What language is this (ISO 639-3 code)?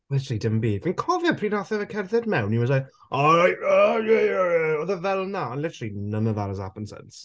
cym